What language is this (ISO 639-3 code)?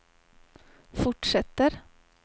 swe